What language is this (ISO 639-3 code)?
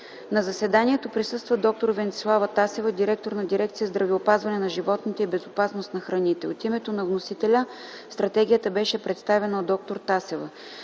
bul